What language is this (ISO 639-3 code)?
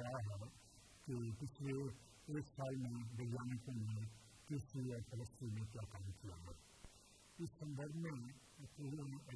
por